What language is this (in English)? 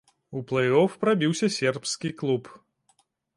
Belarusian